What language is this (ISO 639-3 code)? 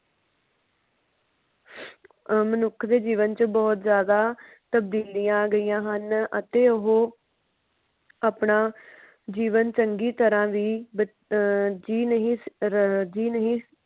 pan